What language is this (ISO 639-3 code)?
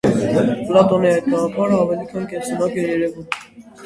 hye